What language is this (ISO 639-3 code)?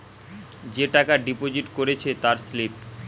ben